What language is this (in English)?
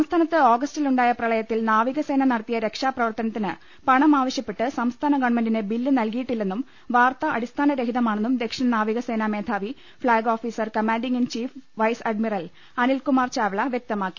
Malayalam